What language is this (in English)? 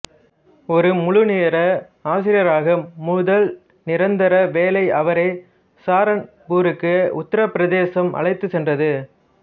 Tamil